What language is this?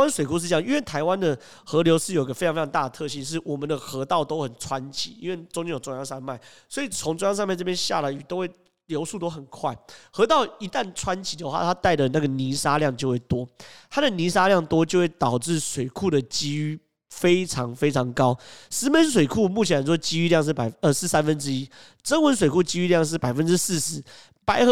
Chinese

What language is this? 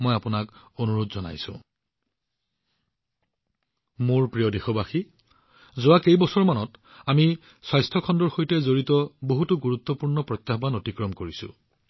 Assamese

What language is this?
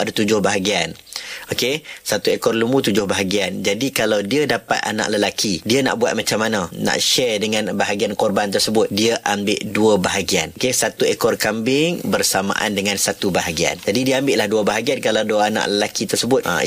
Malay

